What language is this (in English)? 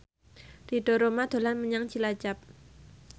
Javanese